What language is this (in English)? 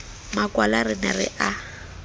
Southern Sotho